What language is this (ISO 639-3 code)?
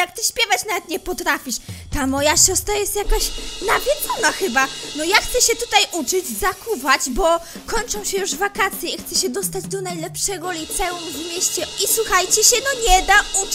pol